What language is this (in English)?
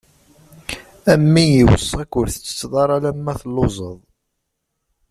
Kabyle